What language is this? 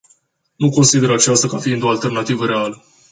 Romanian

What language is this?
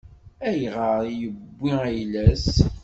Kabyle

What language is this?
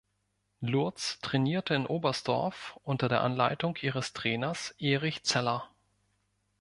German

